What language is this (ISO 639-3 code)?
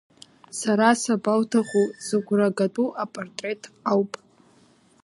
abk